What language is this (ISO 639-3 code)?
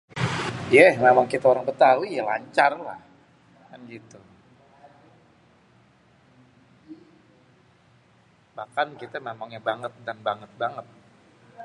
bew